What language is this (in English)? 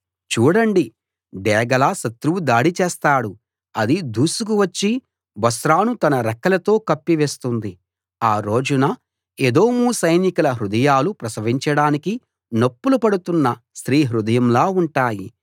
Telugu